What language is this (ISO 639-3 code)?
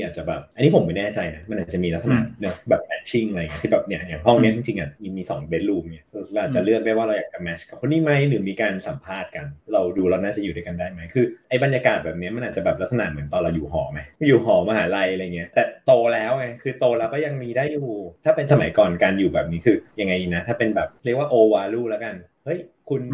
tha